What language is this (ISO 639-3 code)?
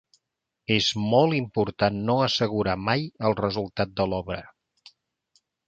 cat